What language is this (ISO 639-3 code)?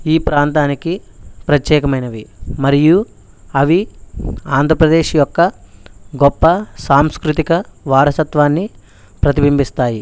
tel